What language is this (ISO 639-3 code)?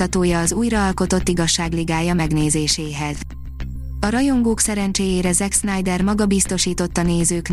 hun